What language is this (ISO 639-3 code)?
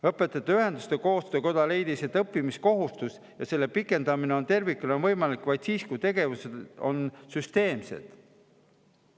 est